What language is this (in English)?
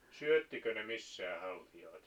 Finnish